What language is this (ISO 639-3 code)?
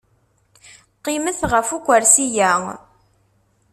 kab